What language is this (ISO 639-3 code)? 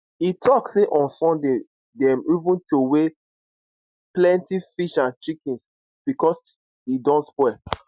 pcm